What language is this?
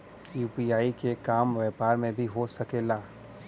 Bhojpuri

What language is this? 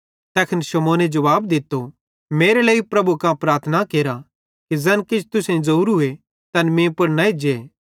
Bhadrawahi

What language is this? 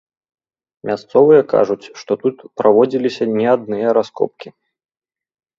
Belarusian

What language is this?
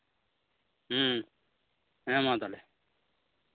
Santali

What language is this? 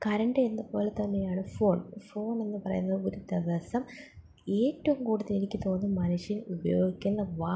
Malayalam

